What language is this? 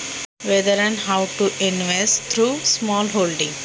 Marathi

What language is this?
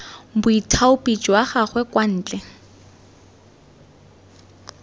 Tswana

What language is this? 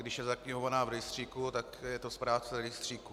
Czech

